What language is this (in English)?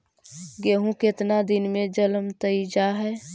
Magahi